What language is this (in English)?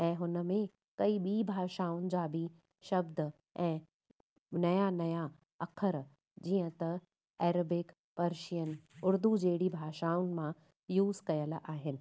Sindhi